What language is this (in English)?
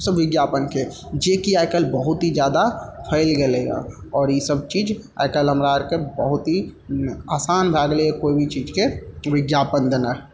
Maithili